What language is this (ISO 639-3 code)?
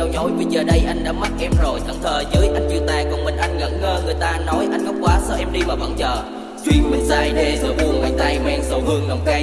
vie